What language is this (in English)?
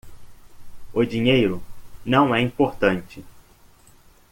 Portuguese